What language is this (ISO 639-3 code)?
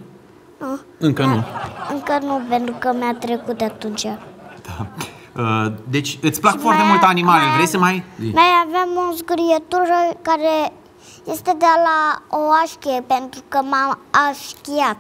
ron